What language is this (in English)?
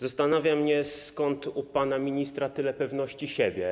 Polish